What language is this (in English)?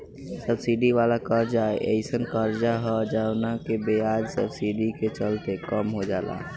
Bhojpuri